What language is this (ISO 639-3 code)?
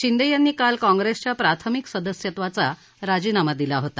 mar